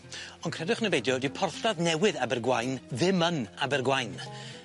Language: Welsh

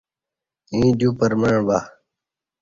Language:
Kati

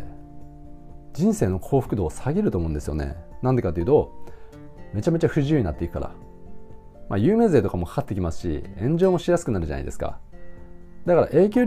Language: Japanese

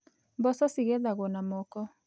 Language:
Kikuyu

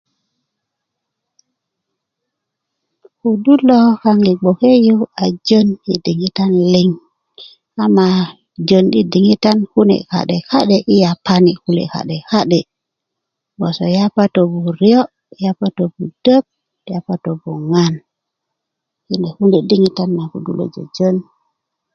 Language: Kuku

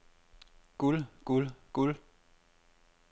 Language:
Danish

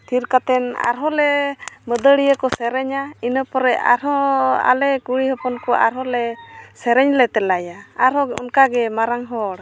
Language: Santali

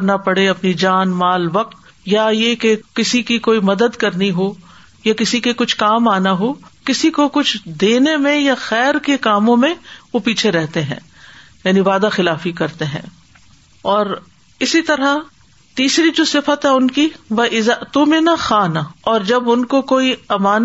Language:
Urdu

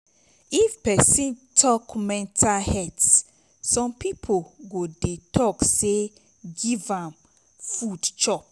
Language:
Nigerian Pidgin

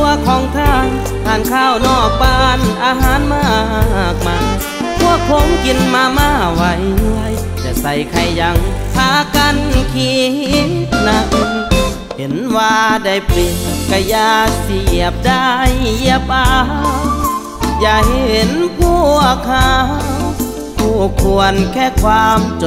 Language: Thai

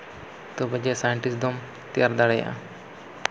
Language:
Santali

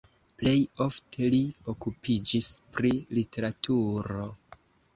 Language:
Esperanto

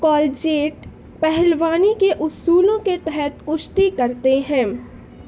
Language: Urdu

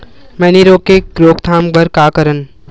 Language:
Chhattisgarhi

